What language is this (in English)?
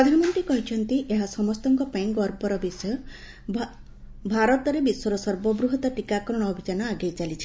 Odia